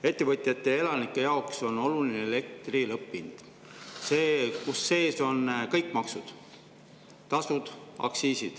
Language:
Estonian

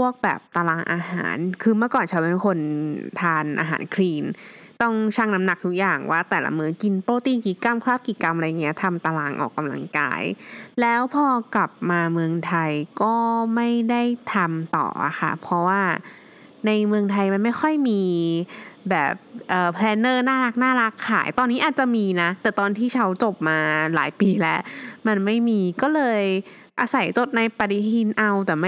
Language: Thai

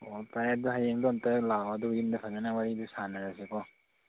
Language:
Manipuri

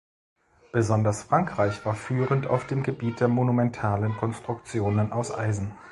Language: German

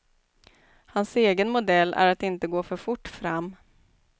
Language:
Swedish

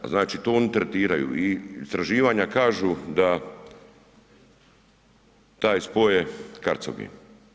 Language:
Croatian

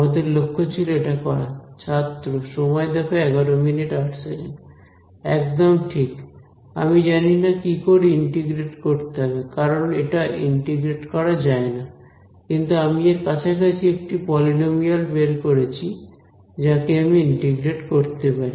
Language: Bangla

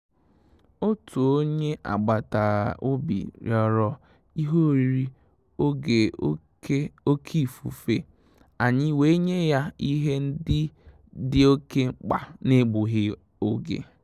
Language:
Igbo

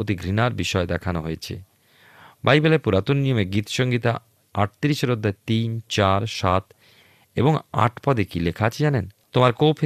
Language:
Bangla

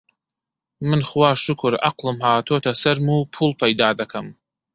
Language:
Central Kurdish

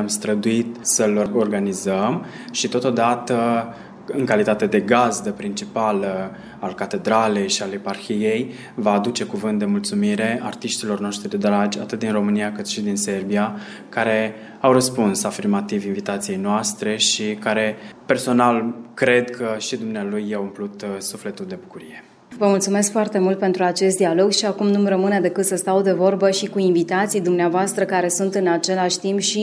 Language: Romanian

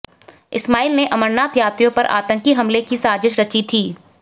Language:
Hindi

